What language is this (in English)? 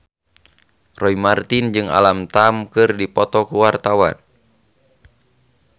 Sundanese